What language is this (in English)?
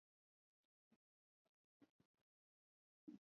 Swahili